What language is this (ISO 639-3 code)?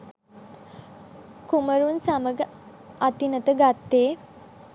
sin